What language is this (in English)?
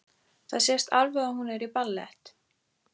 Icelandic